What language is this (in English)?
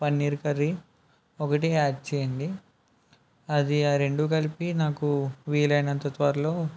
Telugu